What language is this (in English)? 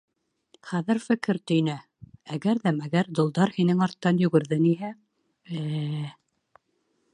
Bashkir